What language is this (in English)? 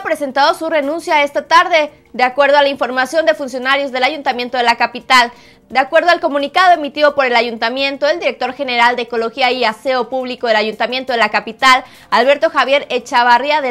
Spanish